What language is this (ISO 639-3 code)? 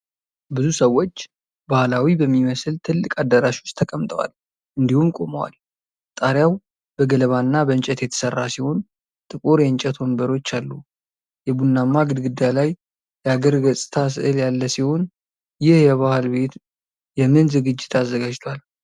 amh